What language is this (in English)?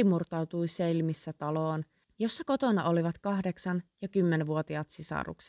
Finnish